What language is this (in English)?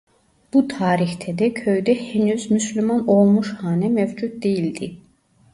Turkish